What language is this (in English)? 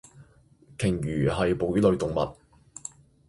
Cantonese